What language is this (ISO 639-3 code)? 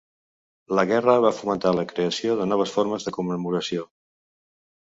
cat